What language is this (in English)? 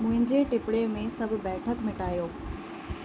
Sindhi